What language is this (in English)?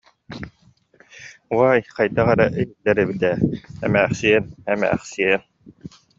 Yakut